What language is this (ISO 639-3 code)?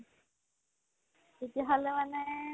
asm